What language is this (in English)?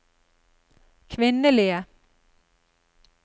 Norwegian